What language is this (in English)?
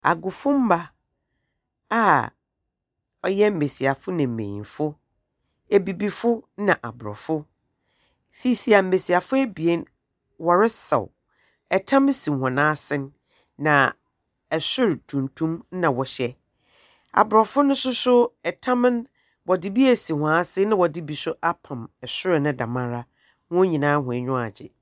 Akan